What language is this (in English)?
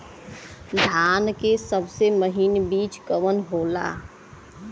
Bhojpuri